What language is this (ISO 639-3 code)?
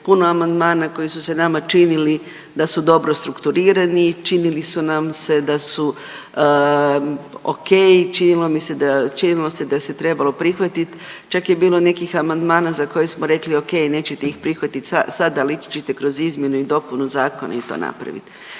hrv